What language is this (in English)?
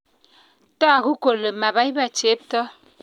Kalenjin